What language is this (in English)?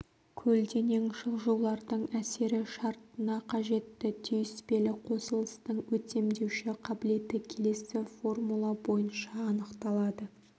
Kazakh